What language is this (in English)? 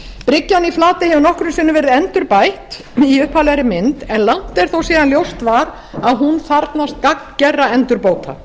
Icelandic